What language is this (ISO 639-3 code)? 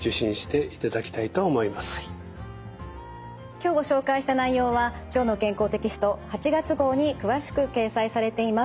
jpn